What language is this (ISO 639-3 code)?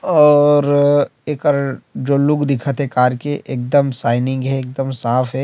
hne